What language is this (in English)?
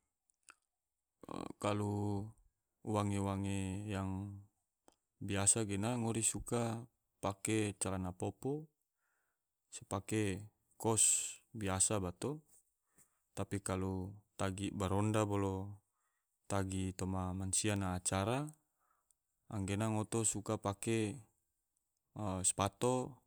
Tidore